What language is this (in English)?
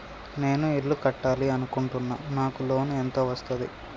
Telugu